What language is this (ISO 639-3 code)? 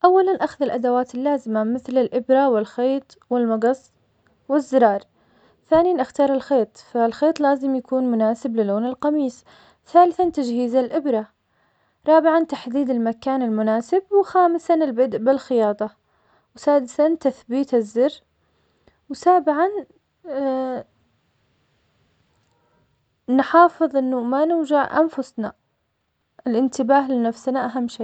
acx